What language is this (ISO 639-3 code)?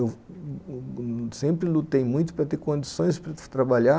por